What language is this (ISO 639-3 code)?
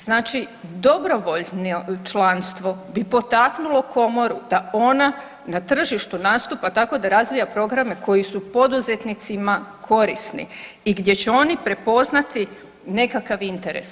hrv